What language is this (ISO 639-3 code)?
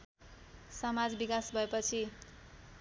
nep